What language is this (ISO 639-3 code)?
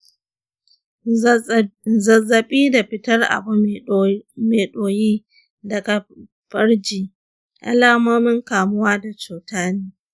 hau